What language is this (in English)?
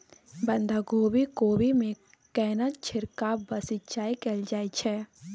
Maithili